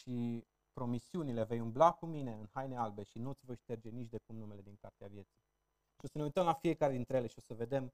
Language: Romanian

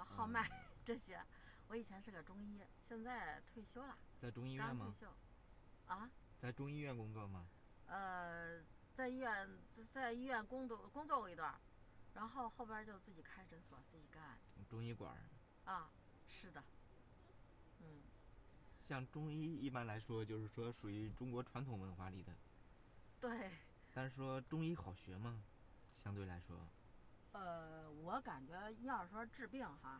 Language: Chinese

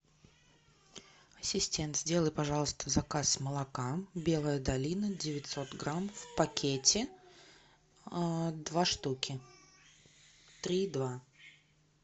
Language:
Russian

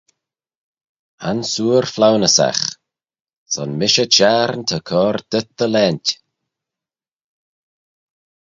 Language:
Manx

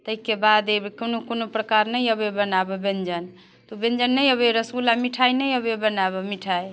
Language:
Maithili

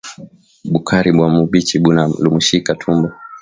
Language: Swahili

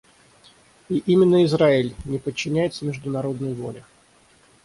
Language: Russian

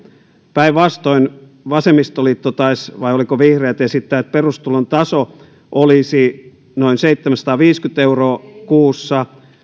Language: Finnish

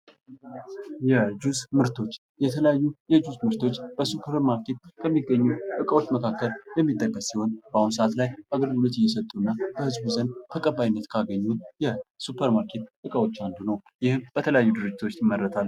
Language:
Amharic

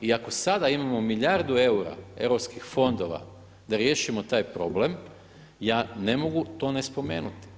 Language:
Croatian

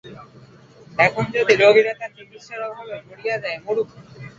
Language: Bangla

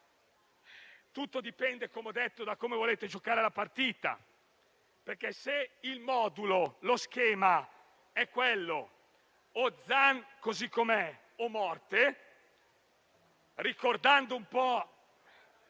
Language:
Italian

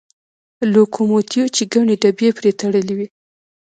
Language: Pashto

